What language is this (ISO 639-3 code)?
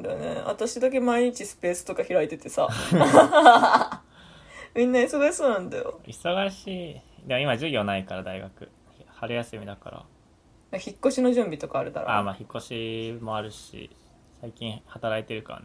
jpn